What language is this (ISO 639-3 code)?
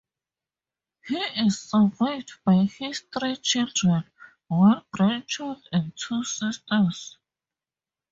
eng